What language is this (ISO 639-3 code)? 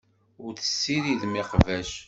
kab